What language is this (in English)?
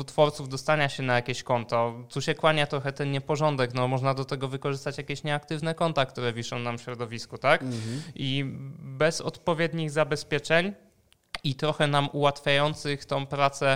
Polish